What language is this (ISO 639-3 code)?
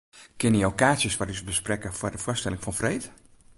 fry